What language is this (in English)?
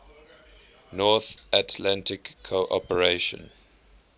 English